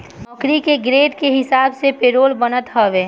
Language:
Bhojpuri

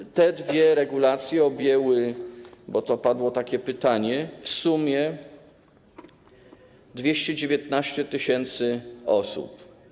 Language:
Polish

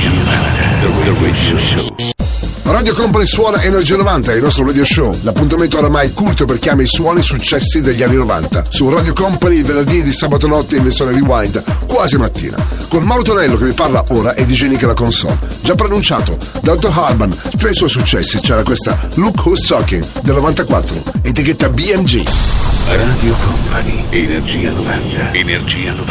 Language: Italian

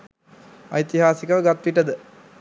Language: Sinhala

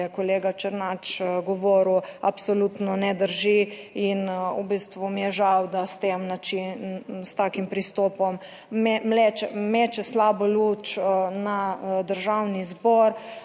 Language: Slovenian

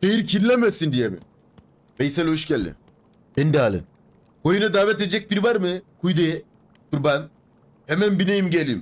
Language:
Turkish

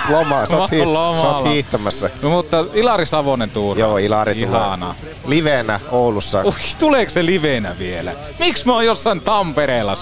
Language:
Finnish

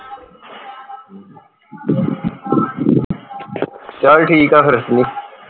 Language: Punjabi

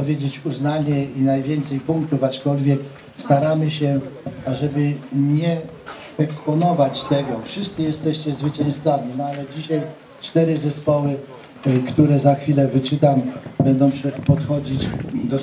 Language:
Polish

